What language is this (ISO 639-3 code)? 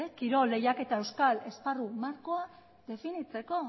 eus